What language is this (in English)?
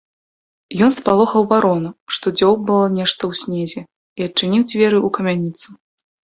Belarusian